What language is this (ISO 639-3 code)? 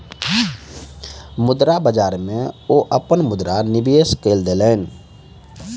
mai